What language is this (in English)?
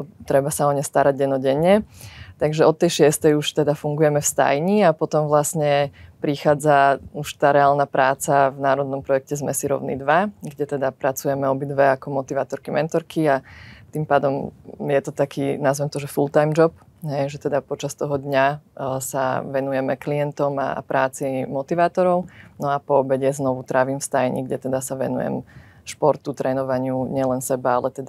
Slovak